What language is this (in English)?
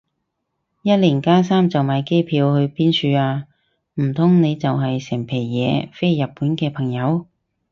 Cantonese